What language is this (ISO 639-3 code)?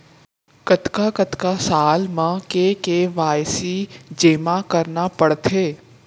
hne